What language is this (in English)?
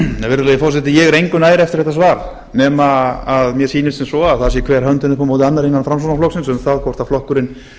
Icelandic